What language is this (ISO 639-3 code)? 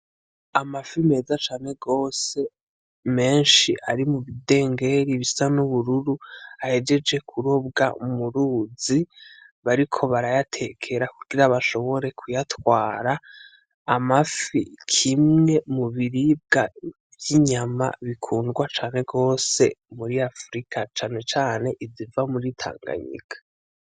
run